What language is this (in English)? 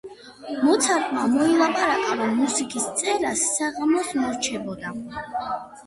Georgian